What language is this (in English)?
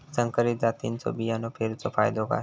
Marathi